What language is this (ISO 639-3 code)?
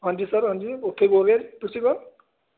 pan